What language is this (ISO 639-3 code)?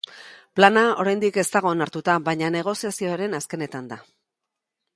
eus